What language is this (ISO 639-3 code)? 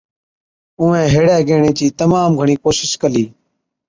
odk